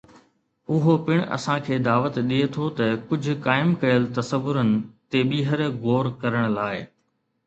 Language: Sindhi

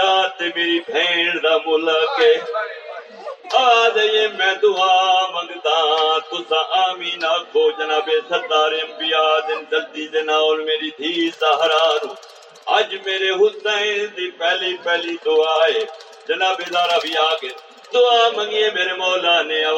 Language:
Urdu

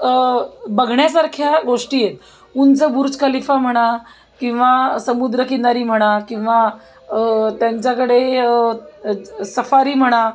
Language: Marathi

